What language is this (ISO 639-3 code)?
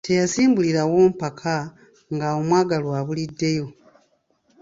lug